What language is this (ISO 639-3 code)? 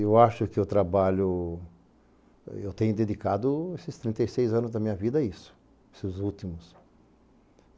por